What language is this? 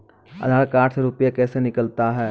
Maithili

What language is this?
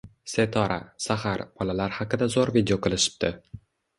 Uzbek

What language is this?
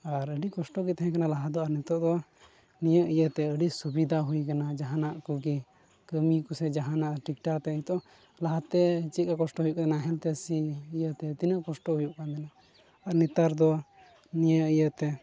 Santali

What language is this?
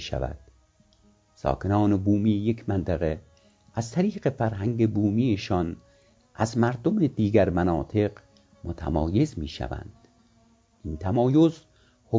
Persian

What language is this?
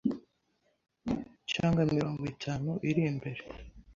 Kinyarwanda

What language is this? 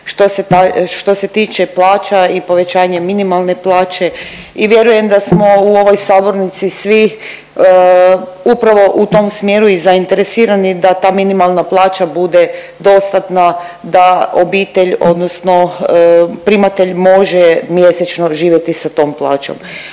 Croatian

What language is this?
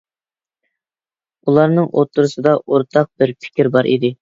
Uyghur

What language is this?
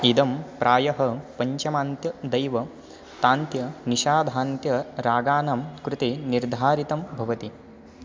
Sanskrit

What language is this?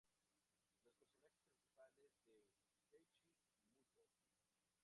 Spanish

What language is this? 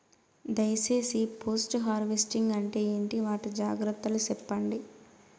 Telugu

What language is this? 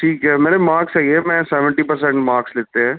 Punjabi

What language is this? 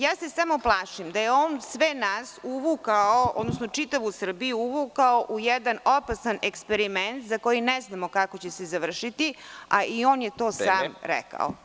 Serbian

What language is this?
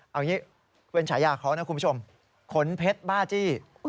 Thai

